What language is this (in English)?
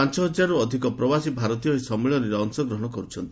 Odia